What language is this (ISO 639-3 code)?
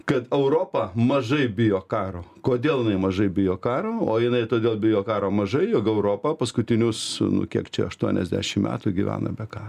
lit